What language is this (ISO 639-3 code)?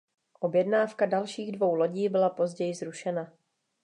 ces